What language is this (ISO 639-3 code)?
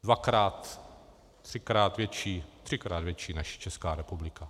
ces